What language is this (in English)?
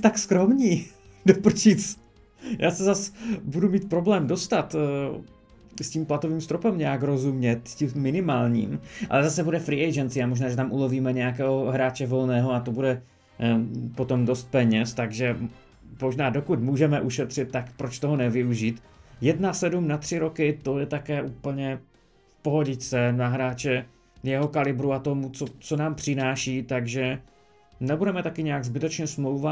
Czech